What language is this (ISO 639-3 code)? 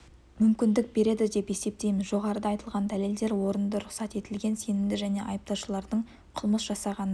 kaz